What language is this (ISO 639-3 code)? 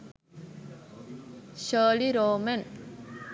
sin